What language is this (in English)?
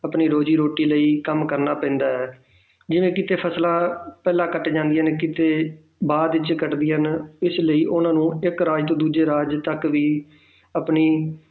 Punjabi